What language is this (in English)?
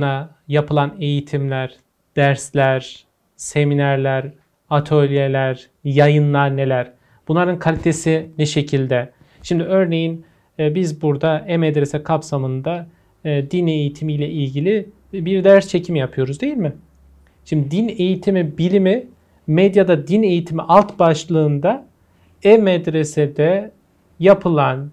Turkish